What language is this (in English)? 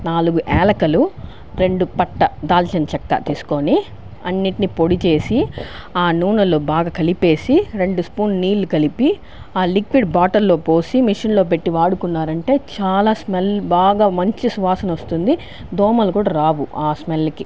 Telugu